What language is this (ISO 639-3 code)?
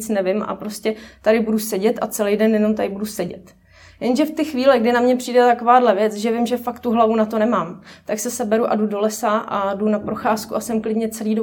ces